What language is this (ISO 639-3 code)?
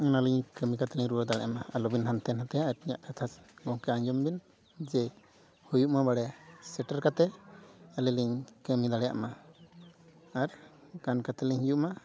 sat